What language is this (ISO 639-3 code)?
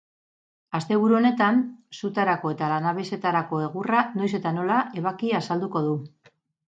eus